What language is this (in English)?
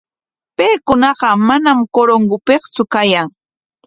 Corongo Ancash Quechua